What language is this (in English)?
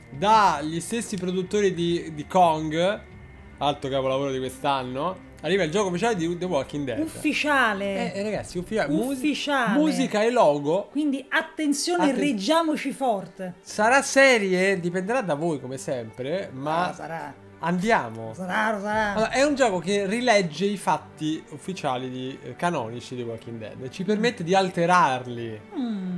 Italian